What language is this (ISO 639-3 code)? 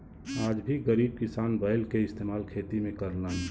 bho